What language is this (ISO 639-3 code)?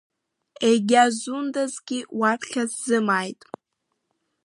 abk